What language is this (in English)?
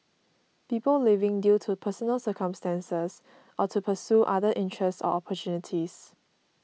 English